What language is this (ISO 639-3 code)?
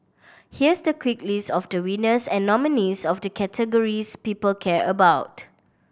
eng